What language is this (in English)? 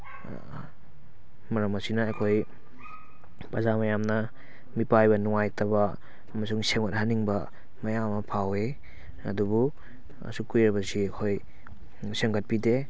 Manipuri